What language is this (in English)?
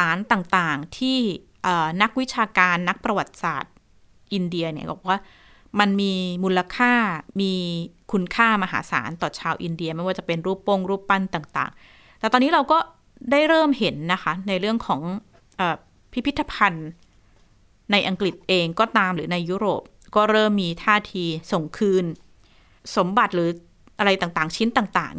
Thai